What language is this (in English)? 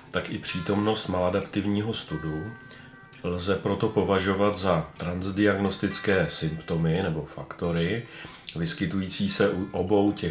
Czech